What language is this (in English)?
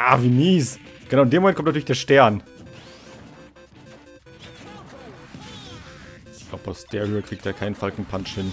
German